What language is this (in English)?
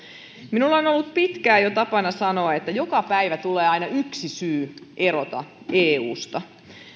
Finnish